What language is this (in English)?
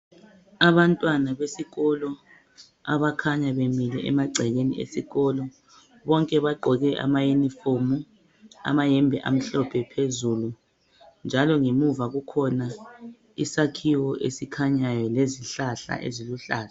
North Ndebele